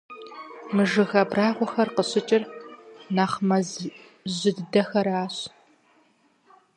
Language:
Kabardian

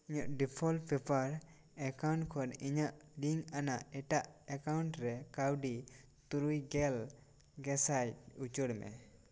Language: Santali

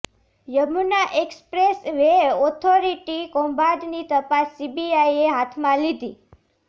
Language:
Gujarati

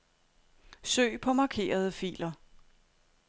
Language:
Danish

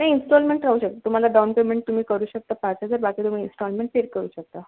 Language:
Marathi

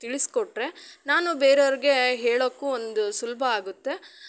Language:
Kannada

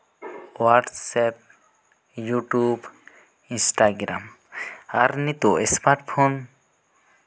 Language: Santali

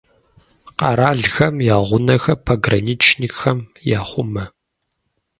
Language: Kabardian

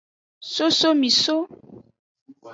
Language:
Aja (Benin)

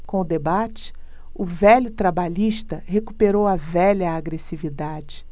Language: Portuguese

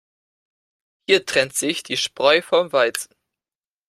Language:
German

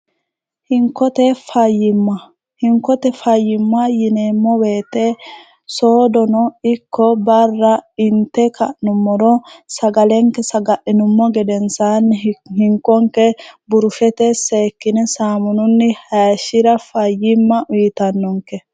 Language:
Sidamo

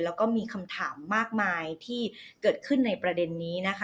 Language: Thai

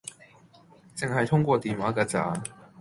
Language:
Cantonese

